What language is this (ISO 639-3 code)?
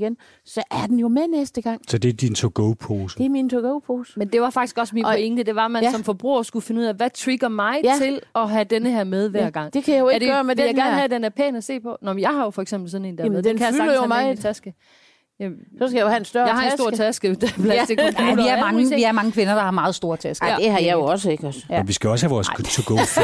dan